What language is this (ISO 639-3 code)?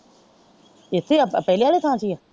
pan